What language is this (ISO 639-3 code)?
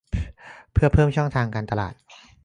tha